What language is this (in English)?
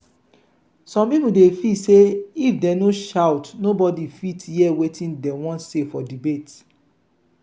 Nigerian Pidgin